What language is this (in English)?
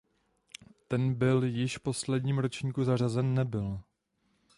Czech